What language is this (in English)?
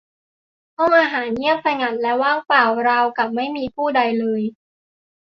Thai